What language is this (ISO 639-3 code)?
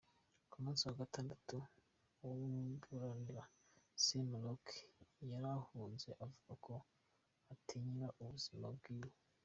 kin